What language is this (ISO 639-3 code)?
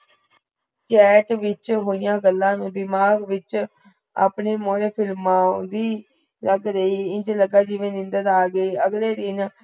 pan